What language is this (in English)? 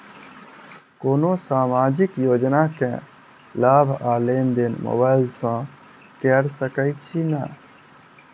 Maithili